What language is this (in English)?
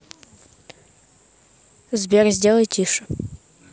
Russian